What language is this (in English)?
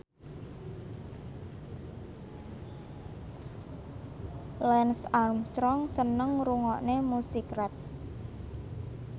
Javanese